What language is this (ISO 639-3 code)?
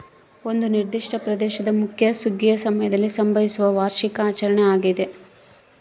kan